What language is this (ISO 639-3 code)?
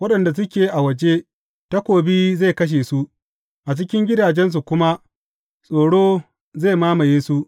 hau